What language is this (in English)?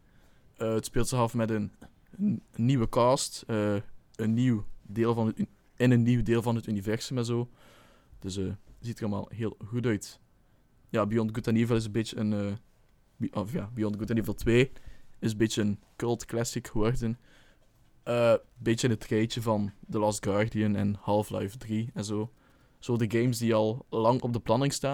Dutch